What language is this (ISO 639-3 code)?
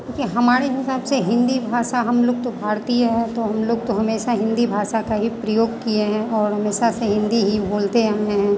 hin